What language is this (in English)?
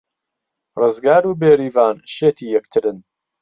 Central Kurdish